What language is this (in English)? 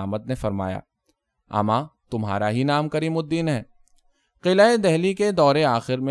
Urdu